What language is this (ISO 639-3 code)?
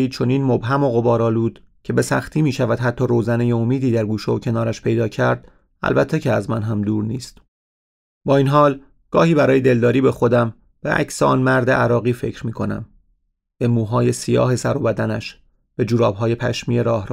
fas